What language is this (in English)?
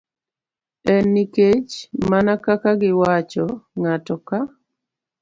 Luo (Kenya and Tanzania)